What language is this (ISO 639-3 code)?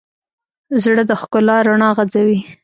pus